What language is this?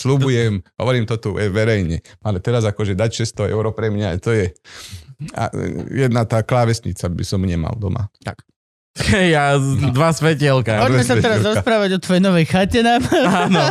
Slovak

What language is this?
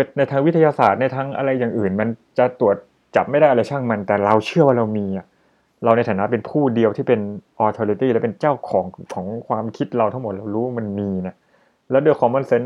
Thai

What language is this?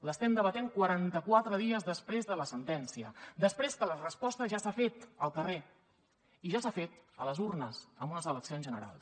Catalan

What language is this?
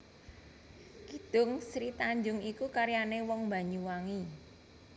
Javanese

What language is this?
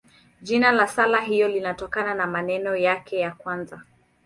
Swahili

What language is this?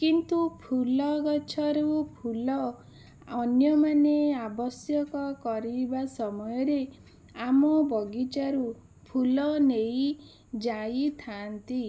Odia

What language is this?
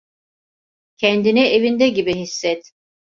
Turkish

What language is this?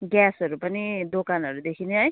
Nepali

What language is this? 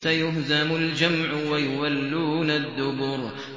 Arabic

